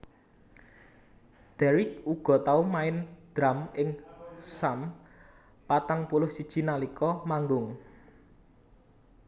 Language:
Javanese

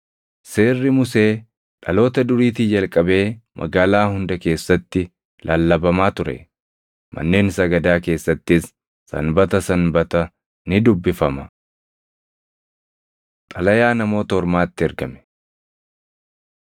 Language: Oromo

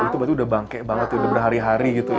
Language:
Indonesian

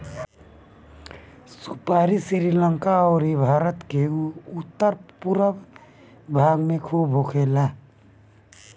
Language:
Bhojpuri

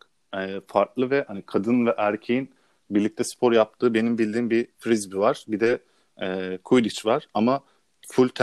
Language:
Turkish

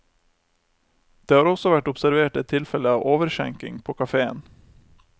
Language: Norwegian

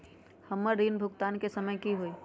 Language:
Magahi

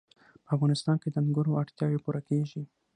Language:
Pashto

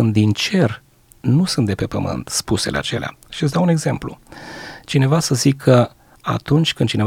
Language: Romanian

